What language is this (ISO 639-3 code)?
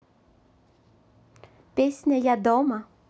rus